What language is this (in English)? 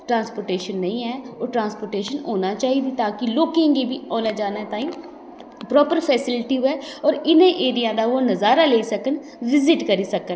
Dogri